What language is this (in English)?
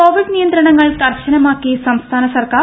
Malayalam